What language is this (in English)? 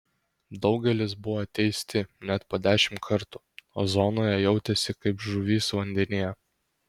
Lithuanian